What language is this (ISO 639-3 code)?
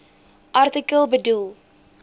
afr